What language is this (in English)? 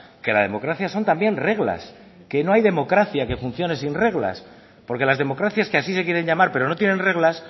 Spanish